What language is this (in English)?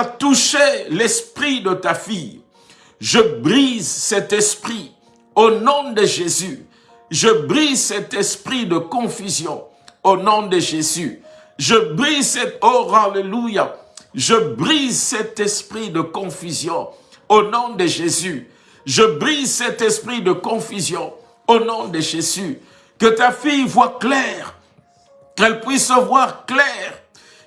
French